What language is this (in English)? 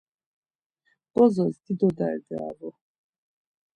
Laz